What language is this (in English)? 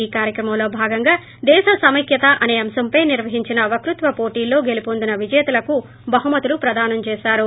Telugu